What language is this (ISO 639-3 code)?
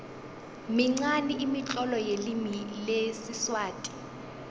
nbl